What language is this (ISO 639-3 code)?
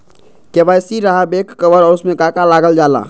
mag